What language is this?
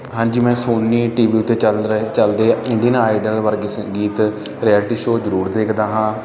Punjabi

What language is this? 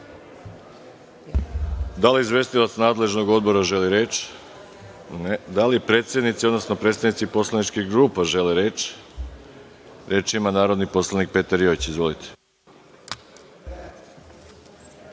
Serbian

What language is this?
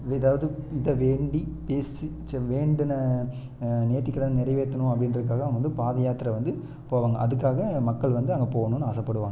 Tamil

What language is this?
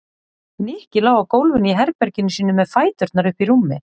Icelandic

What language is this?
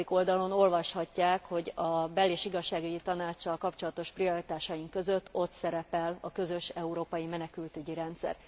Hungarian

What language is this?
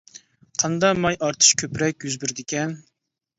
Uyghur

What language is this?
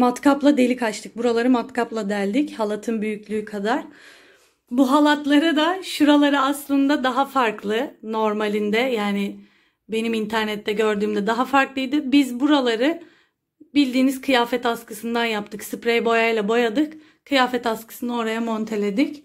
Turkish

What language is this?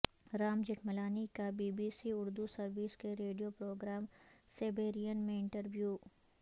Urdu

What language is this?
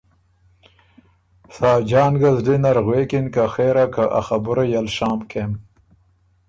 Ormuri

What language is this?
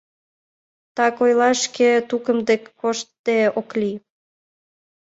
Mari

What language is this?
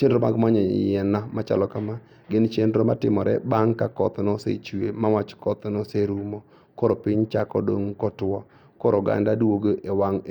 Luo (Kenya and Tanzania)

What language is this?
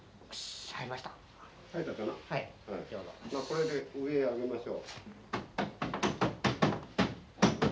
Japanese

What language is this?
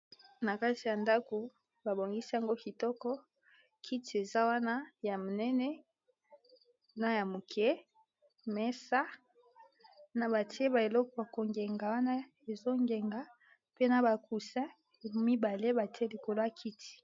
Lingala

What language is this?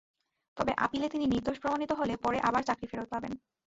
Bangla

